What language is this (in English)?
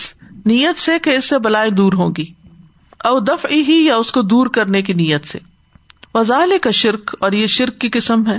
Urdu